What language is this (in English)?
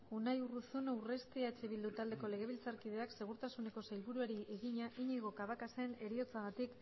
Basque